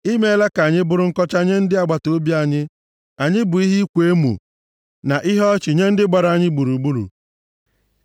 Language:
Igbo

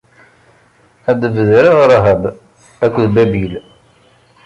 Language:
Kabyle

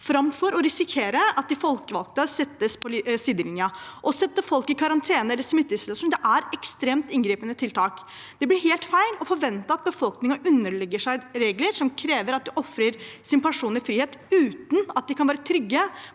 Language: Norwegian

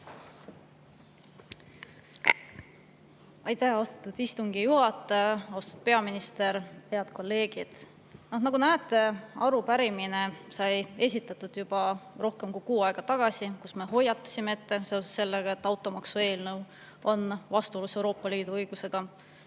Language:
Estonian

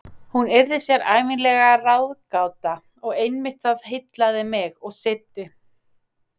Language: Icelandic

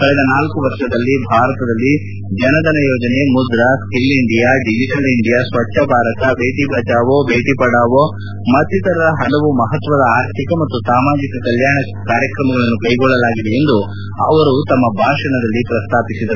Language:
Kannada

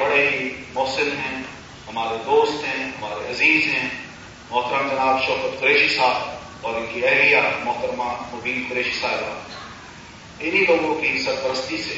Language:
Urdu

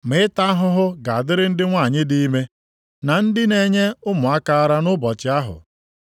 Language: Igbo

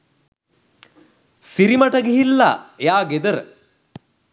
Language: Sinhala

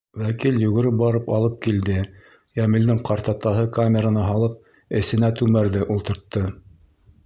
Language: Bashkir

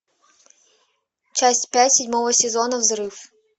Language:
Russian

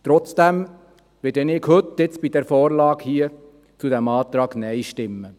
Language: Swiss German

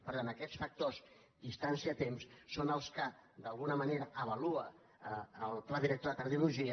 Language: Catalan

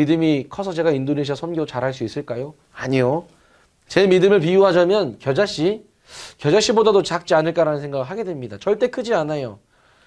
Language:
Korean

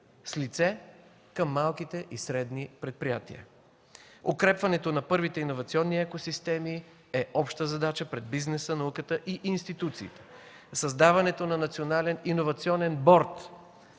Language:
Bulgarian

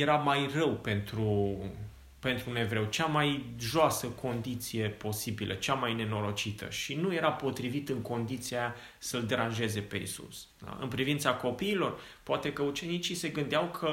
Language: Romanian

